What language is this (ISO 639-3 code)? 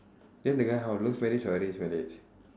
eng